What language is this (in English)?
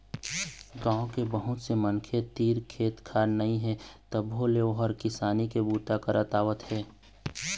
Chhattisgarhi